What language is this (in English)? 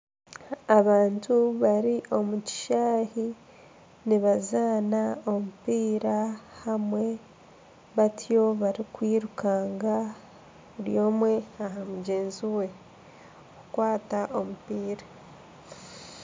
Nyankole